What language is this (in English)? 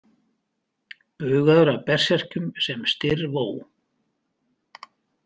Icelandic